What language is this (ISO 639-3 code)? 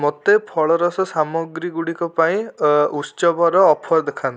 ori